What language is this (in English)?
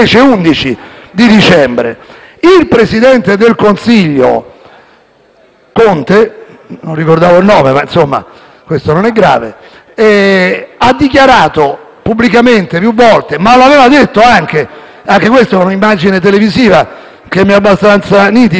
Italian